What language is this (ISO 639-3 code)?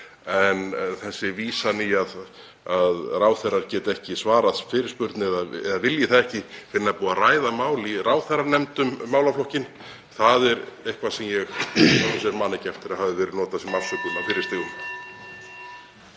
isl